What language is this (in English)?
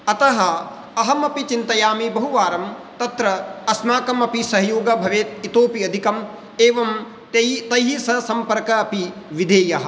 Sanskrit